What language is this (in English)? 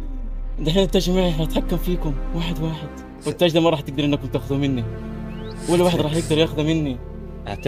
Arabic